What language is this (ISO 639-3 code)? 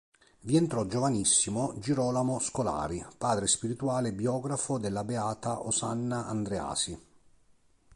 ita